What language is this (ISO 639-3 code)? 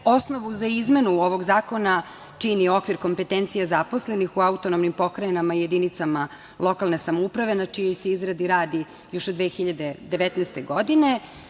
srp